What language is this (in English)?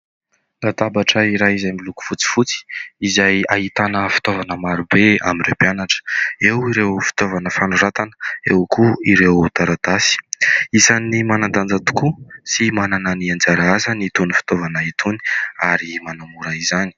Malagasy